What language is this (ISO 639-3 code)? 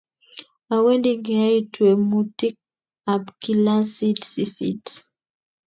kln